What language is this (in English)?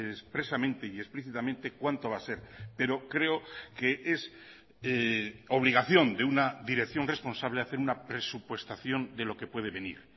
Spanish